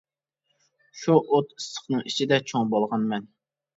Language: Uyghur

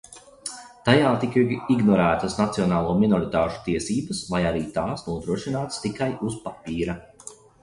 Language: Latvian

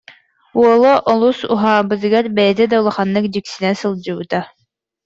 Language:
Yakut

